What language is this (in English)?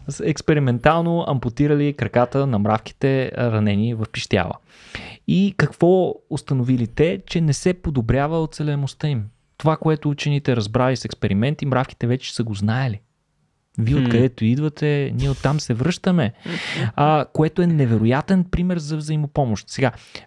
Bulgarian